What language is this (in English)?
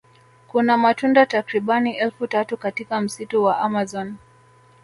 Swahili